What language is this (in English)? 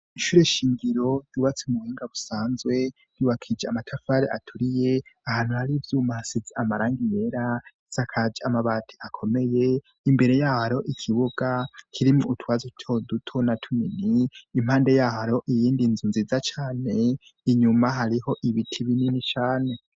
Rundi